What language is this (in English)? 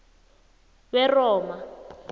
South Ndebele